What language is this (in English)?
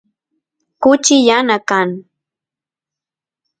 Santiago del Estero Quichua